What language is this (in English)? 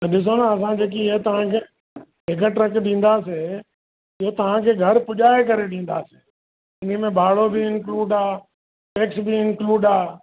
Sindhi